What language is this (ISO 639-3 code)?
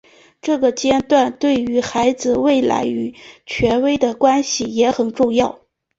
zho